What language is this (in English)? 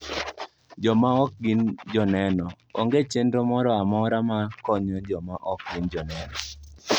Luo (Kenya and Tanzania)